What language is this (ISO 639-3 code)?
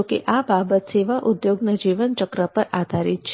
guj